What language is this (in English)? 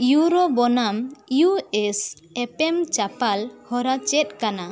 Santali